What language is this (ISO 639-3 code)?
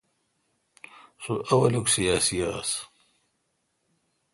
xka